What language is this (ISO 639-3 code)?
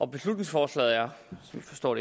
dan